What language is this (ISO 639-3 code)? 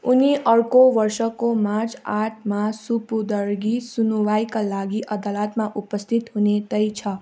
nep